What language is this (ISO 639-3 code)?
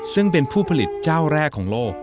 tha